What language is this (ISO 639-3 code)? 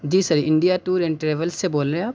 urd